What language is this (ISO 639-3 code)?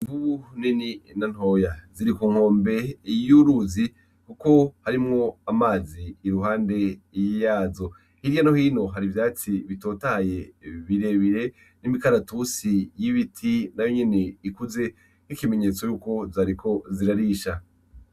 run